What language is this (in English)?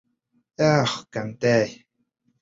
Bashkir